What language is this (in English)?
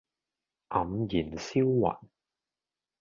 Cantonese